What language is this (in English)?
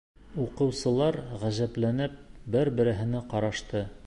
Bashkir